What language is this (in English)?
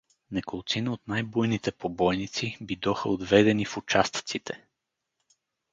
Bulgarian